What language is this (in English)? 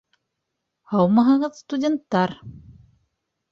Bashkir